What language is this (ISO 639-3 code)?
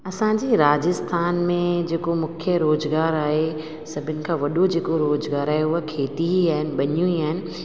snd